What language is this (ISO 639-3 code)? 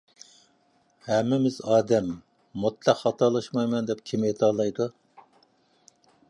uig